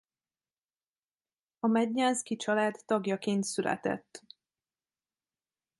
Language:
Hungarian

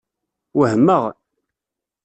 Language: Kabyle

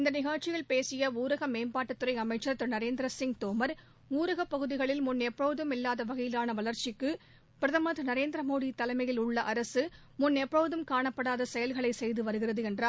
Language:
Tamil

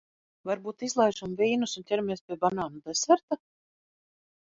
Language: Latvian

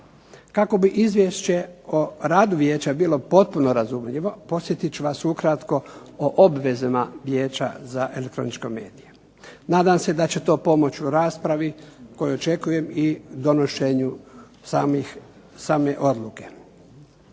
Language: Croatian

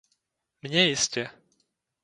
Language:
Czech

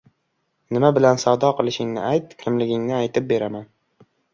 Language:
Uzbek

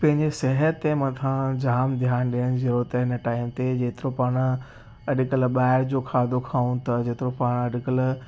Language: Sindhi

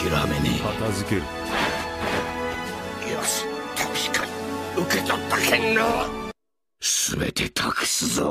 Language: Japanese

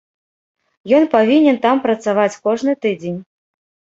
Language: Belarusian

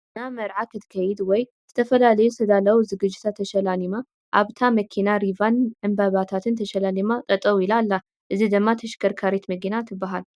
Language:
Tigrinya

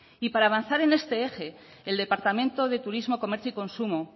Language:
Spanish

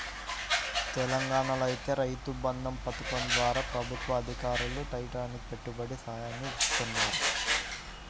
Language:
Telugu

